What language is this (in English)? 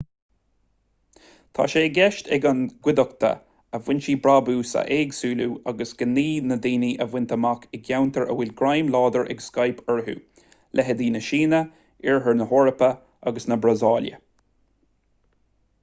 Irish